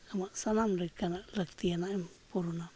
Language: Santali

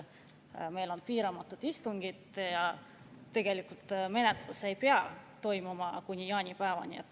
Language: Estonian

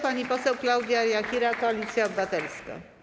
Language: Polish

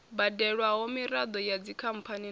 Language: Venda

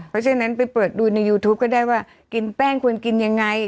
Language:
Thai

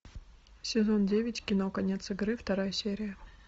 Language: Russian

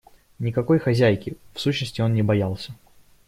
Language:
Russian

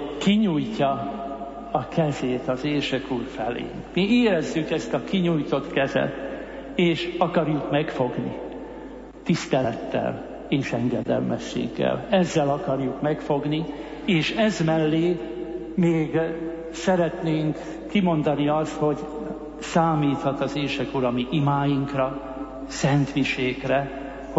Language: Slovak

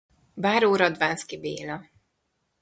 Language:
Hungarian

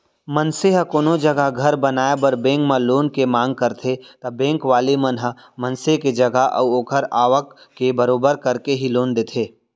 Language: Chhattisgarhi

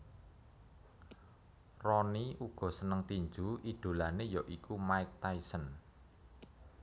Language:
Javanese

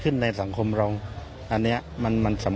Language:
Thai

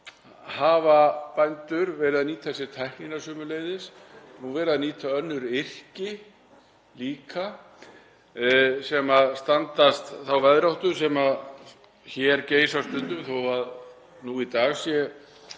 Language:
Icelandic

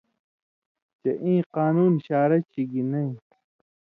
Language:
Indus Kohistani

